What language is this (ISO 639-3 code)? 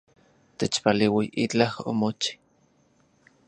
ncx